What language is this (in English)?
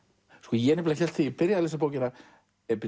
Icelandic